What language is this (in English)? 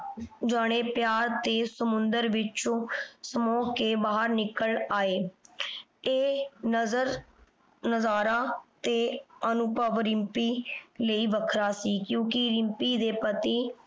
Punjabi